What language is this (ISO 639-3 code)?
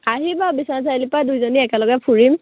asm